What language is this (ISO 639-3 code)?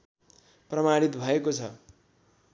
nep